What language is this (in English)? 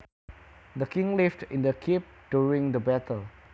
Javanese